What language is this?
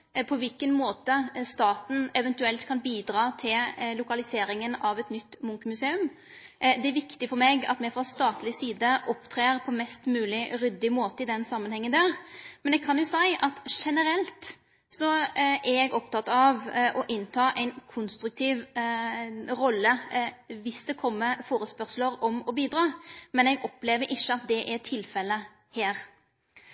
Norwegian Nynorsk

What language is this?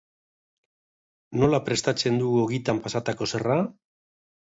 Basque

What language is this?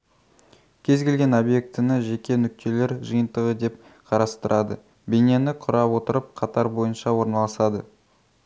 Kazakh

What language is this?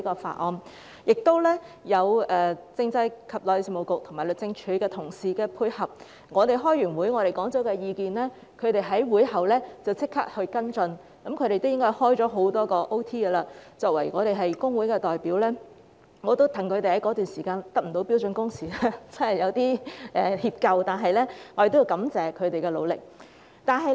Cantonese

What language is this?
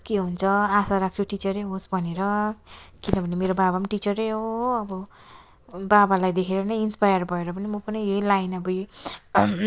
Nepali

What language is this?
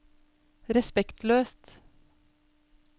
Norwegian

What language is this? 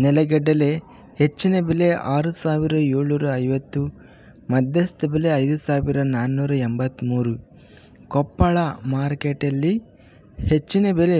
Romanian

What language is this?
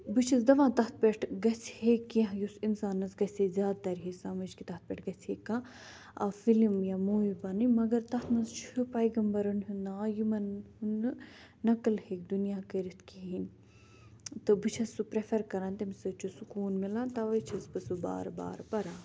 Kashmiri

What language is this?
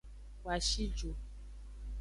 Aja (Benin)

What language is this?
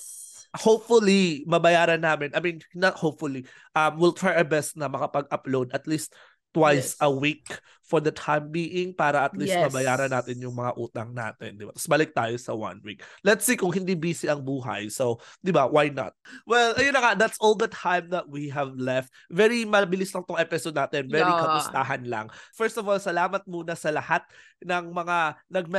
Filipino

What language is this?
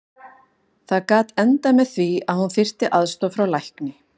Icelandic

